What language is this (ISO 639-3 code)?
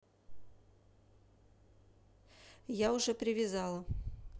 rus